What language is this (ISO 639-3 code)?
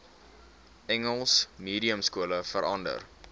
afr